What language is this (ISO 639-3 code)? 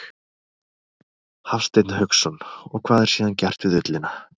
isl